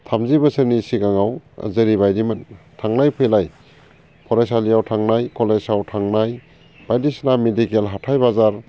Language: Bodo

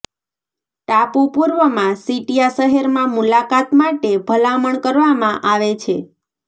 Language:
Gujarati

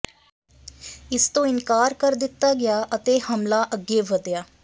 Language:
Punjabi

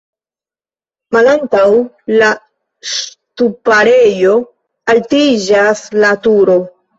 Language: Esperanto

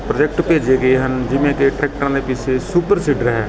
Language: Punjabi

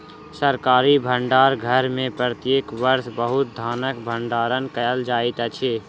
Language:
Maithili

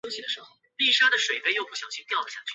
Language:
Chinese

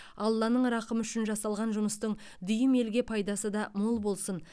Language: Kazakh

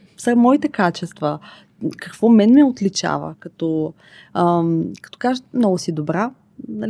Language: Bulgarian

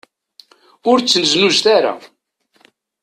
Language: Kabyle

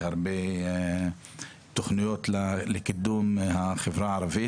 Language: Hebrew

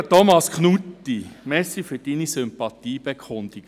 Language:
Swiss German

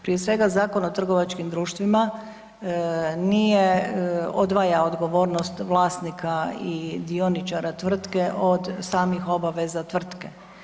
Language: Croatian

